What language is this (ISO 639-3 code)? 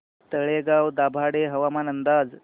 mar